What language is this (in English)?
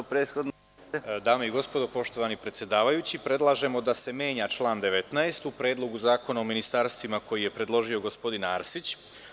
Serbian